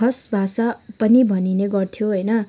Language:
Nepali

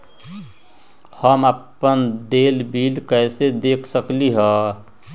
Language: Magahi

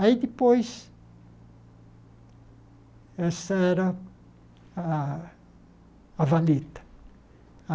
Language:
Portuguese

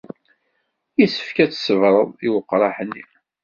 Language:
Kabyle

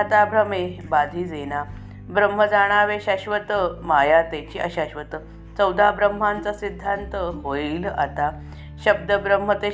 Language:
Marathi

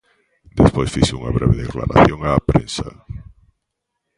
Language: Galician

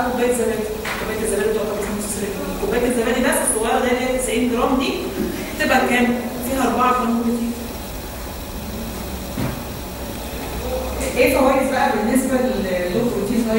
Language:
Arabic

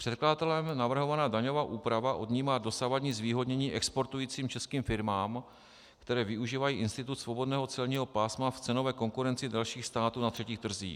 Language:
Czech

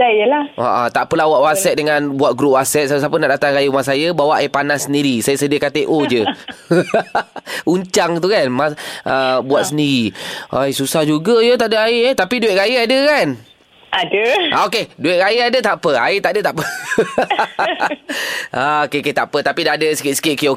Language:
Malay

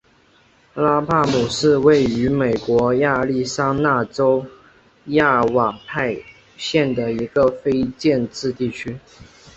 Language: Chinese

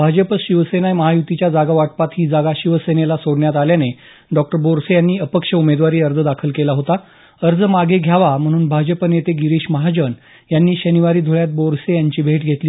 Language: Marathi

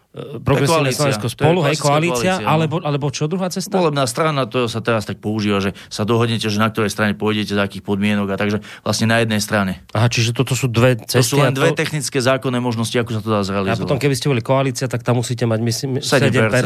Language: Slovak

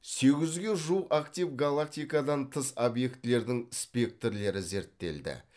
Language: Kazakh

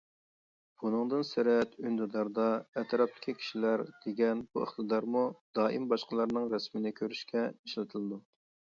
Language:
Uyghur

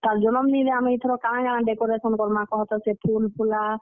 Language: Odia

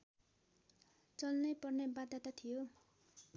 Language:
Nepali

